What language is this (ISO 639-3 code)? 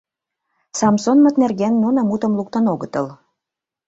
chm